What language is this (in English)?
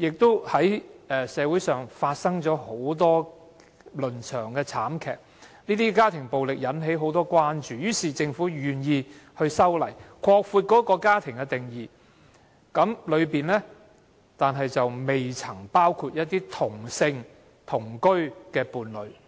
Cantonese